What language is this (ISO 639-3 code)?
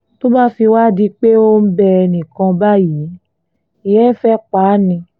yor